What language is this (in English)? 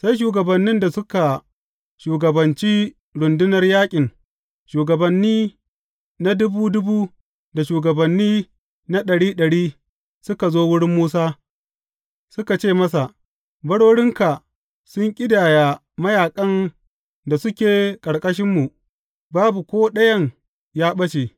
Hausa